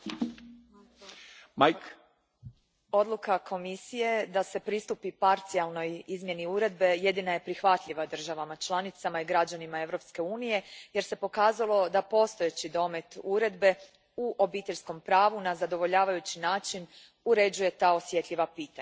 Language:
Croatian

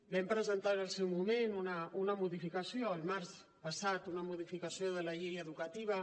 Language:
Catalan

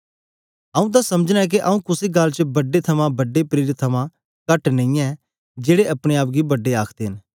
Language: Dogri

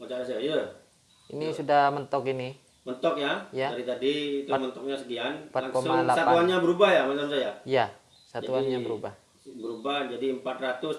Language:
Indonesian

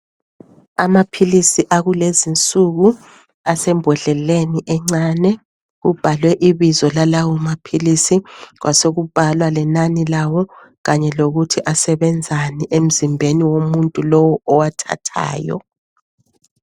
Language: North Ndebele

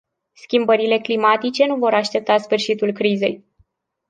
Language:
Romanian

